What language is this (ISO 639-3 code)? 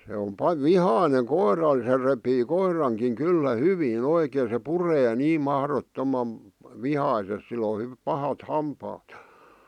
fin